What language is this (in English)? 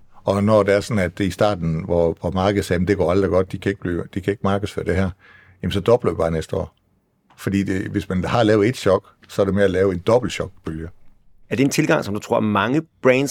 Danish